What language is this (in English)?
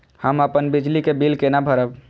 Maithili